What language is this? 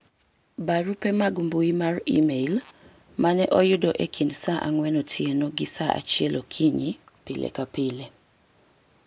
Luo (Kenya and Tanzania)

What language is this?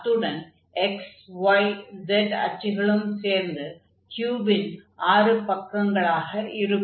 Tamil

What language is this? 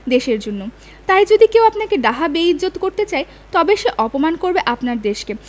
Bangla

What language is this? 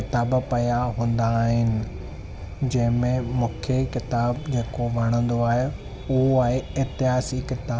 Sindhi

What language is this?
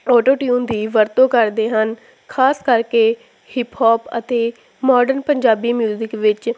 Punjabi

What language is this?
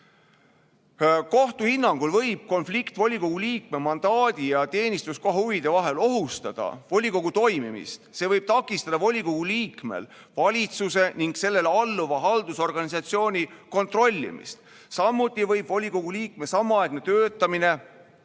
Estonian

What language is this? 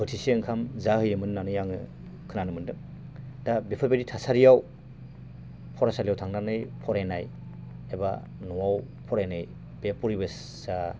Bodo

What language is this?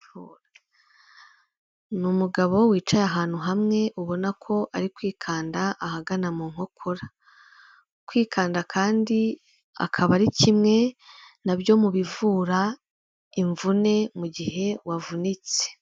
Kinyarwanda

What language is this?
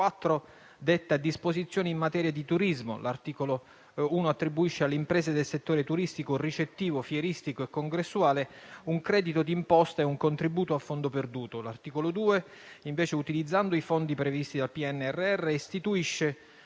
Italian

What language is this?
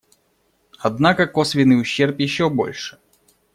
Russian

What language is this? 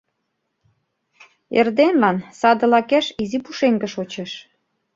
Mari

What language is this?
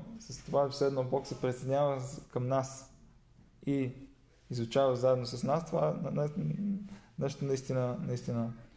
Bulgarian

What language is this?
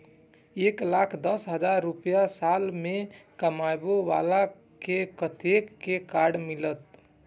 Maithili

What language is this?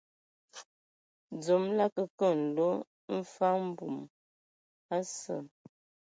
Ewondo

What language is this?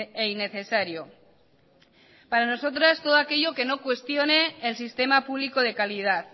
Spanish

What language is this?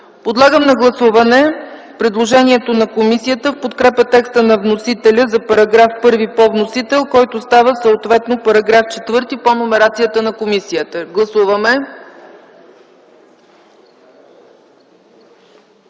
Bulgarian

